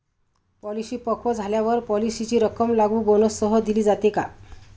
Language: Marathi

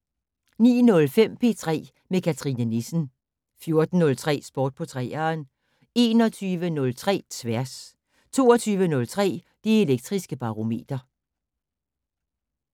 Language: Danish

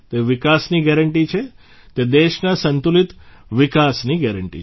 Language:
Gujarati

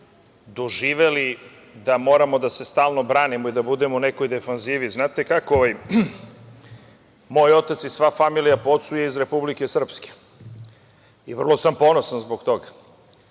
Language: Serbian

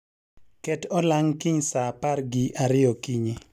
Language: Luo (Kenya and Tanzania)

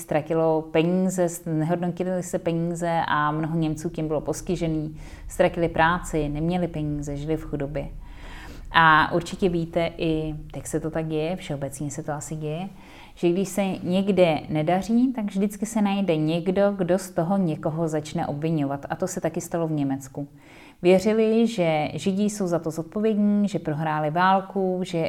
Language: Czech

